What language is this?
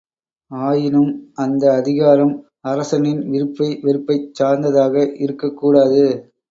Tamil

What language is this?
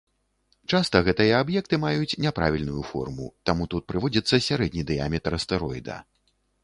Belarusian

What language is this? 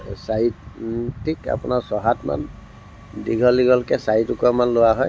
Assamese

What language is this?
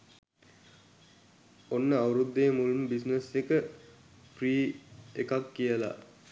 Sinhala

